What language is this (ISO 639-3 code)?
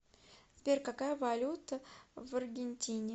rus